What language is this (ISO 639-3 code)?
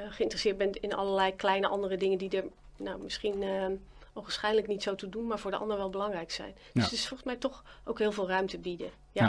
nld